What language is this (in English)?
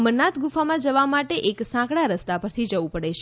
Gujarati